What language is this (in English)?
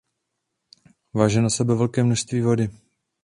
Czech